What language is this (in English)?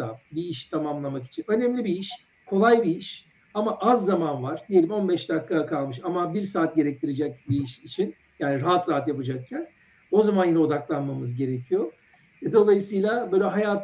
Turkish